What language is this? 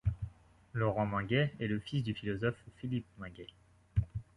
French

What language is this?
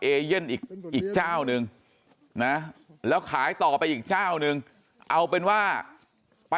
Thai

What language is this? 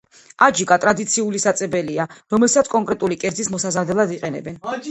Georgian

